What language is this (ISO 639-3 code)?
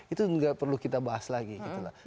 ind